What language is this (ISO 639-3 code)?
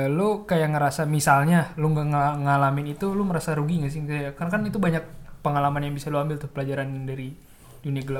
ind